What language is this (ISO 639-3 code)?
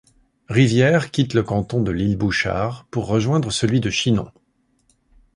fra